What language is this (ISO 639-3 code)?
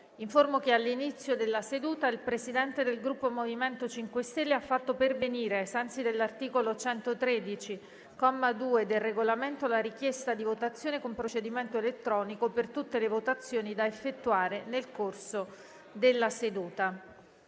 ita